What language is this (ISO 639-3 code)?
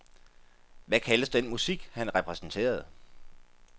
dan